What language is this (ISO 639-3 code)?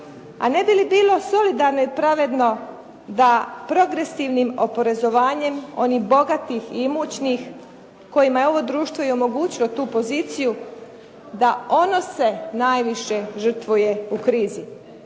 hrv